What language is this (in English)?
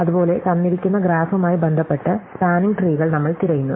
Malayalam